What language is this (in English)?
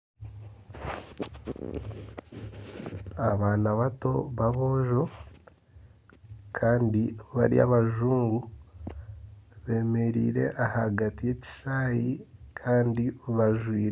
Nyankole